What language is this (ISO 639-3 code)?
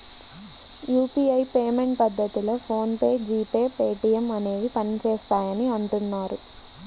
tel